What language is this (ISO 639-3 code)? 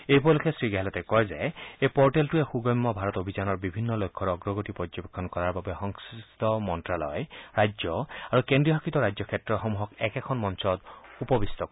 asm